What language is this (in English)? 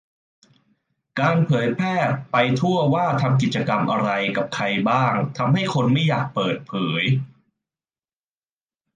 Thai